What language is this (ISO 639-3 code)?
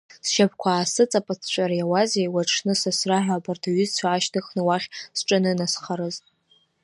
abk